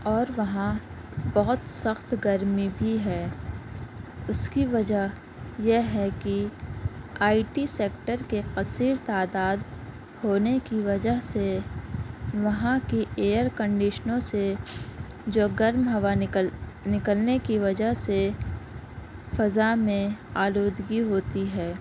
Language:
Urdu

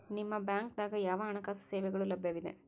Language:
Kannada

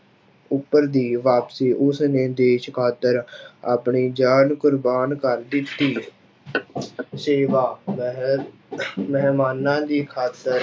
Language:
Punjabi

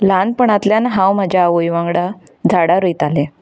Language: Konkani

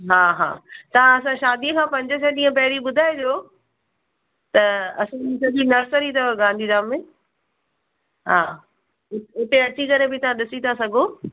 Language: Sindhi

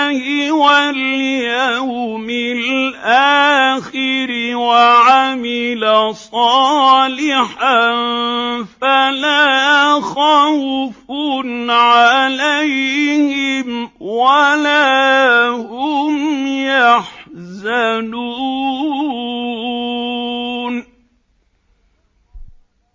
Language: Arabic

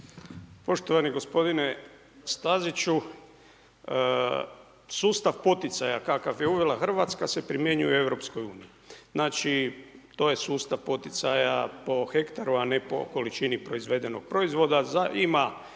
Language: Croatian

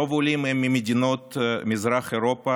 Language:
Hebrew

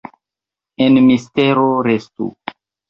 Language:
Esperanto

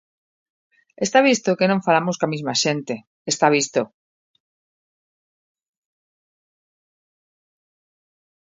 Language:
Galician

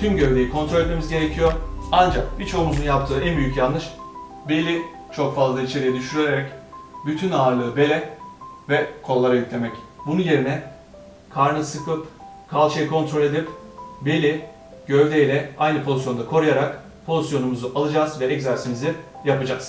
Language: Turkish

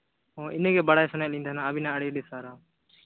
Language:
Santali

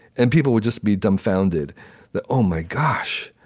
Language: English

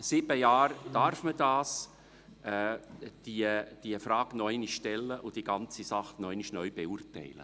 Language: Swiss German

